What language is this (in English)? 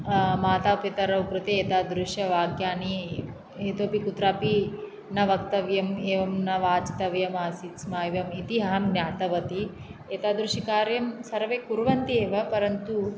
Sanskrit